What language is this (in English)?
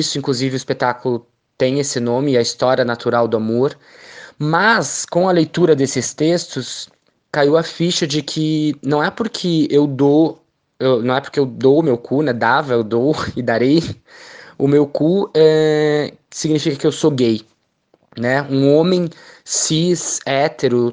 Portuguese